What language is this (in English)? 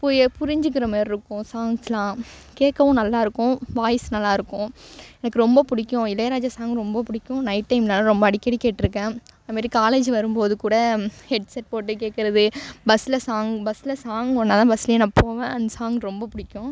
Tamil